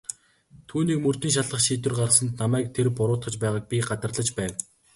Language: Mongolian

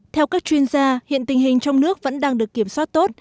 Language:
Vietnamese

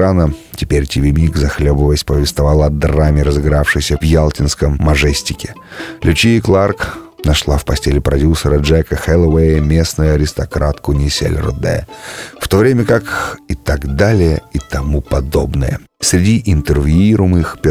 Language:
Russian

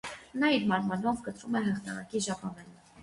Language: Armenian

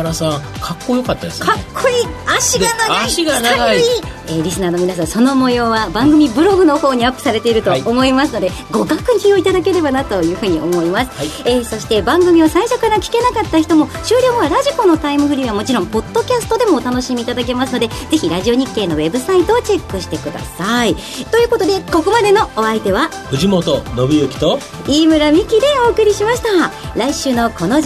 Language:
Japanese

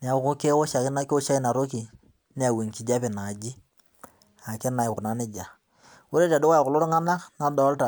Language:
Masai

